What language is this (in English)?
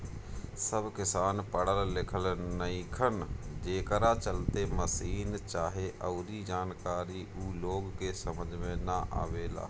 Bhojpuri